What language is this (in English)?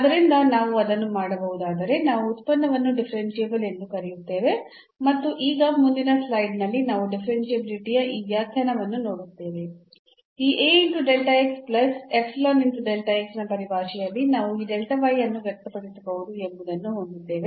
Kannada